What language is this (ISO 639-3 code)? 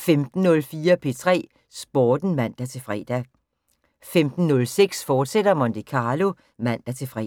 dan